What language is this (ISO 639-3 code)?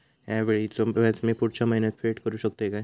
mar